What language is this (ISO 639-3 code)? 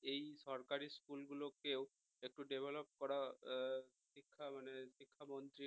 ben